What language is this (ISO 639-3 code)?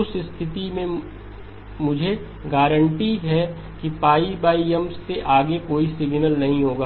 hin